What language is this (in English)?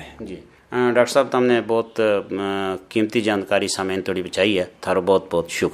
Punjabi